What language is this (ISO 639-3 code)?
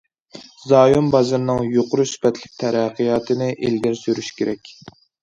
uig